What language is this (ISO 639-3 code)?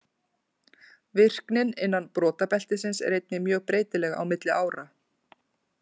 isl